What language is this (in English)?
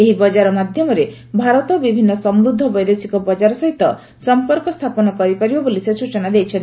Odia